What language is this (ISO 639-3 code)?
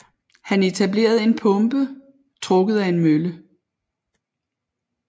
dan